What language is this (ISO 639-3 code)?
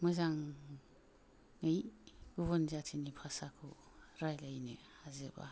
brx